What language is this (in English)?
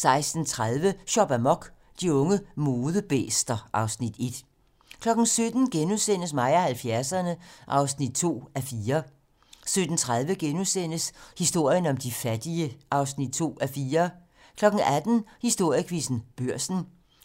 Danish